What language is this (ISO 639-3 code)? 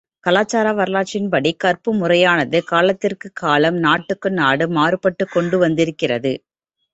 tam